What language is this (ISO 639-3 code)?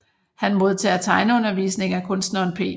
dan